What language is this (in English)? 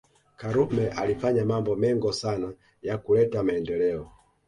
Swahili